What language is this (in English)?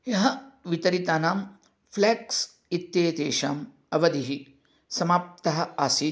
Sanskrit